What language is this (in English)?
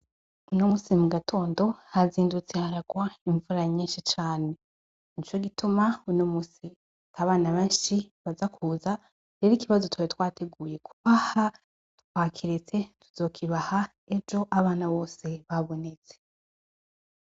Rundi